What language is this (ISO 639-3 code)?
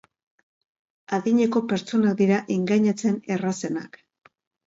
eus